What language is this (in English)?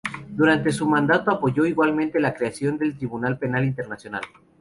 Spanish